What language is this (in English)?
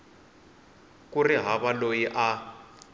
Tsonga